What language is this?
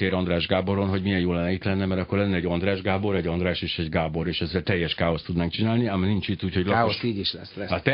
Hungarian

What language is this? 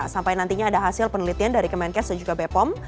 Indonesian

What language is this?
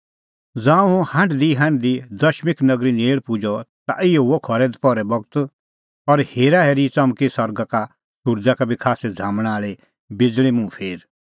Kullu Pahari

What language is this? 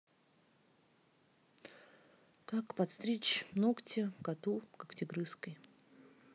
Russian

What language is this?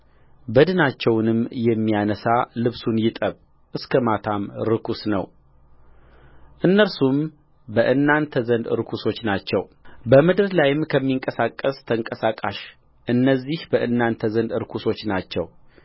Amharic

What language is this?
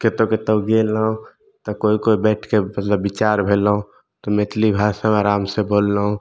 Maithili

